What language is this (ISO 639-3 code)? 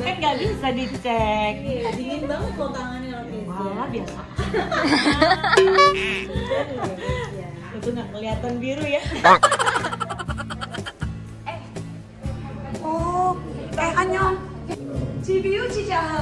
ind